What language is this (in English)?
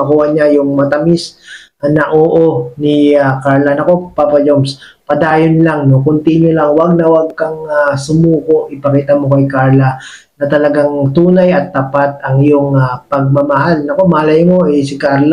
Filipino